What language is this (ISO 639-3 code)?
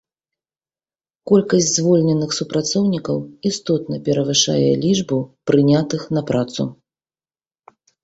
bel